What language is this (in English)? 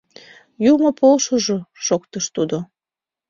Mari